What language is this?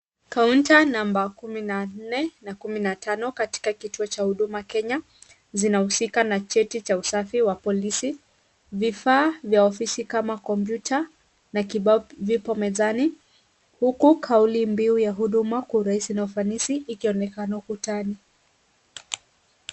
Swahili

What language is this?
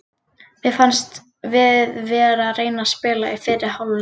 Icelandic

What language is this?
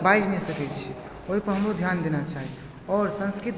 Maithili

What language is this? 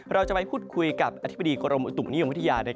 Thai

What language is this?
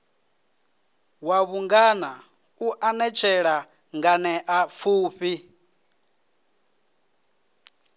Venda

